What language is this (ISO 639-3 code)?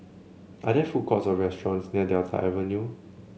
eng